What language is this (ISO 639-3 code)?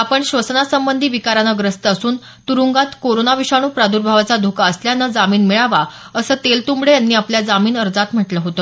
mar